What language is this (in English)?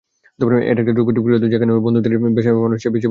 Bangla